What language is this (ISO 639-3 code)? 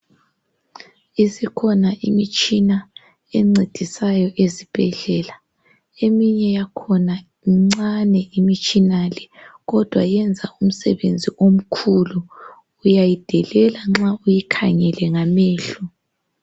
nde